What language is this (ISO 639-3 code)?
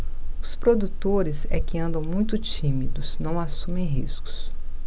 por